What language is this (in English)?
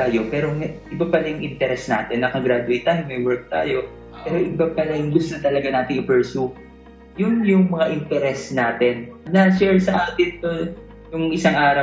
Filipino